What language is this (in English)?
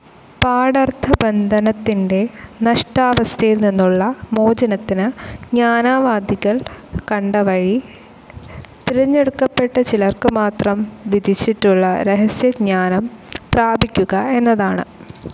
Malayalam